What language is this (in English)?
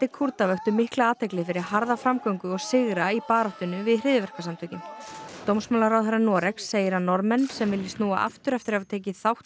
Icelandic